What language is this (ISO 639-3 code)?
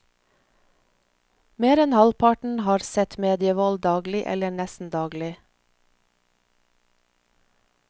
nor